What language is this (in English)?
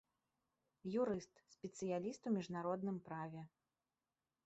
Belarusian